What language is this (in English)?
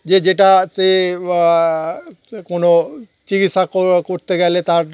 Bangla